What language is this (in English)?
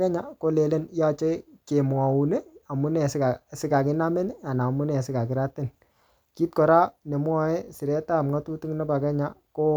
Kalenjin